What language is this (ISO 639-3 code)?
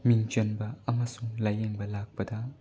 mni